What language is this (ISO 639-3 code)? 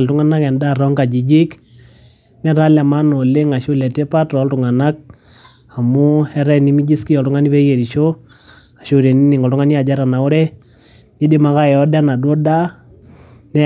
mas